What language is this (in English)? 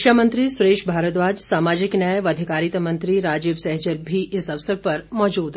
Hindi